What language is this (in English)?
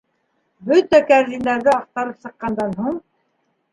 Bashkir